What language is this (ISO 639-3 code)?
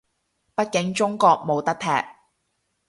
yue